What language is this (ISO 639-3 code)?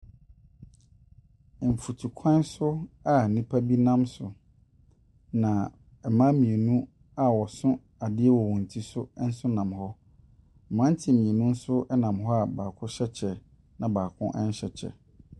aka